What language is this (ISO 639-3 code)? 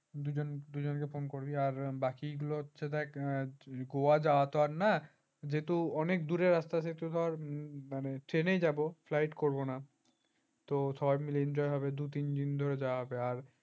ben